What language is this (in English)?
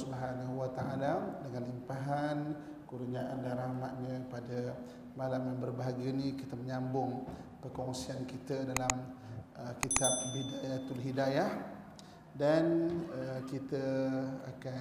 Malay